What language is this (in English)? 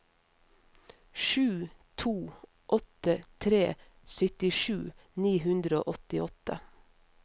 Norwegian